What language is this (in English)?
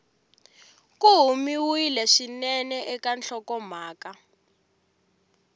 Tsonga